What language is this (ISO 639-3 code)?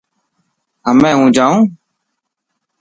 mki